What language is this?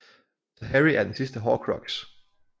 Danish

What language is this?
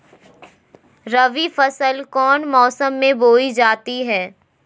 Magahi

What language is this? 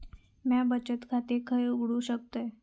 Marathi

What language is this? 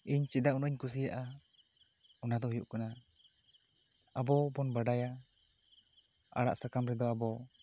Santali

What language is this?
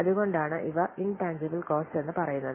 Malayalam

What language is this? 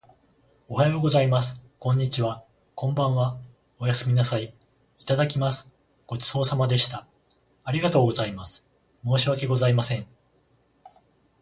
Japanese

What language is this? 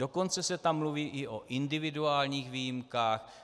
Czech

